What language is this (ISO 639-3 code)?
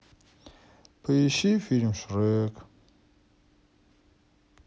rus